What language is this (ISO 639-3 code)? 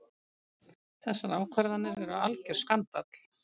isl